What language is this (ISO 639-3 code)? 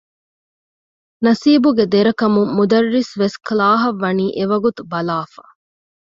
div